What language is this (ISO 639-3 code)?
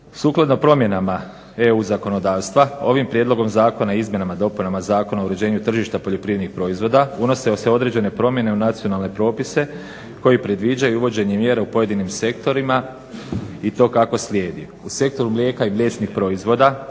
hrv